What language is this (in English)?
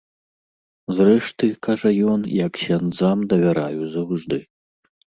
Belarusian